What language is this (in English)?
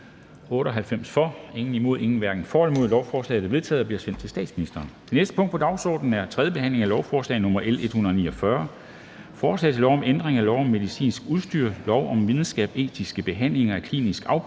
Danish